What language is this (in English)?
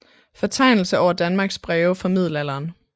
Danish